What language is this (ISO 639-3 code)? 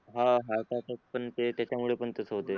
mar